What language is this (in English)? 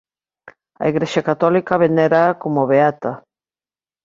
Galician